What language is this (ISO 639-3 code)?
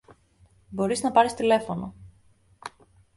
ell